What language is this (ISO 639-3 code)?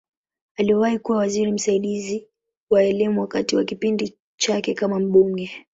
swa